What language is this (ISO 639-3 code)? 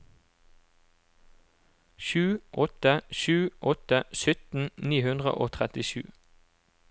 nor